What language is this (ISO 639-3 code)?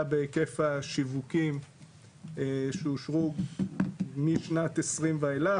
heb